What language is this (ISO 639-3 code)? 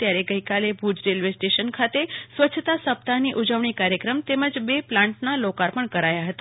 guj